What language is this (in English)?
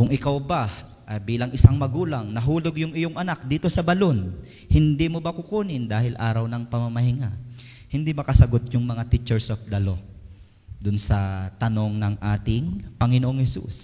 Filipino